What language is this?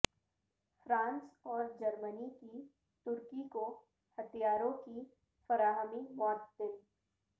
Urdu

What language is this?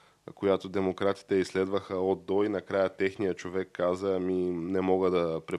Bulgarian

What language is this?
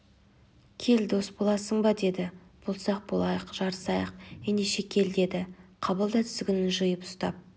Kazakh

